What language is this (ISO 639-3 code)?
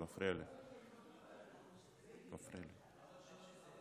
heb